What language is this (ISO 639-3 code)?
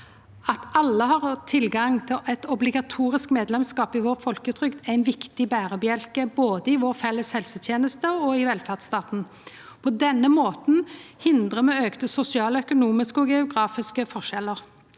nor